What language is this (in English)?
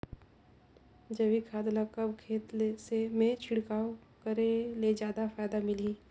Chhattisgarhi